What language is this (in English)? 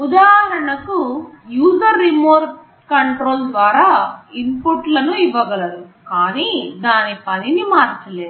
Telugu